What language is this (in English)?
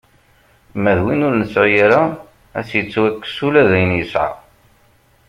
Kabyle